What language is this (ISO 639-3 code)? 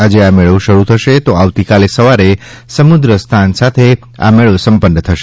guj